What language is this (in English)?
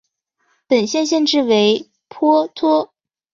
Chinese